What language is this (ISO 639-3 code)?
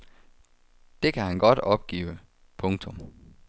dan